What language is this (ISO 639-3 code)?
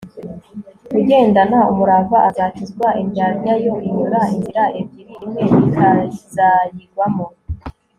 kin